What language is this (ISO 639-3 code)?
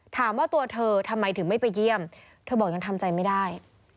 tha